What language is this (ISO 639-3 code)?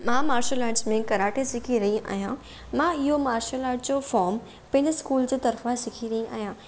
snd